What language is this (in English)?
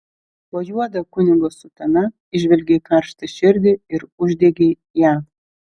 Lithuanian